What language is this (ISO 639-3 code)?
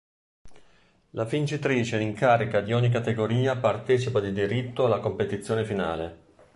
ita